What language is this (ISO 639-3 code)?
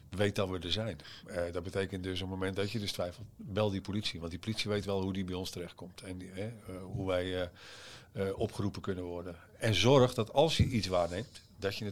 nld